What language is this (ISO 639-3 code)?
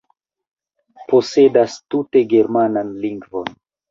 epo